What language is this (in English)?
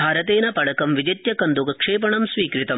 Sanskrit